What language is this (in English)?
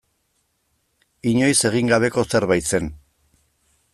Basque